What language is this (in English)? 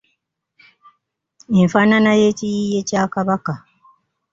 Ganda